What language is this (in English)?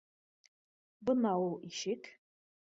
Bashkir